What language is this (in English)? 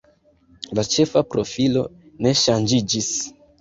Esperanto